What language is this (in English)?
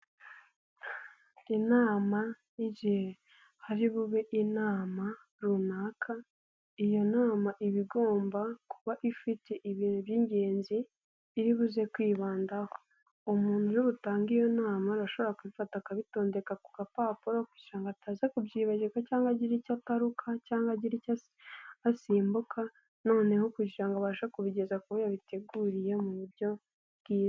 Kinyarwanda